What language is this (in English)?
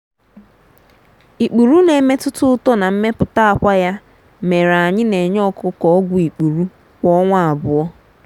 Igbo